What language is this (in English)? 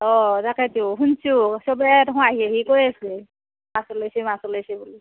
Assamese